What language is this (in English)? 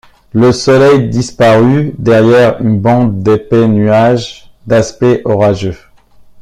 French